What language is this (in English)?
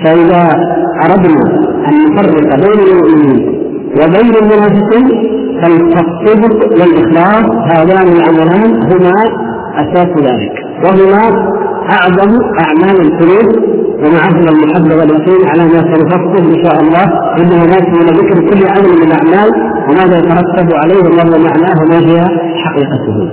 Arabic